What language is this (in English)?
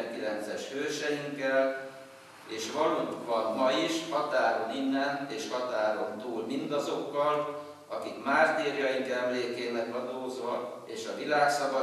Hungarian